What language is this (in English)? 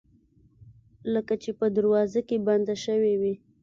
Pashto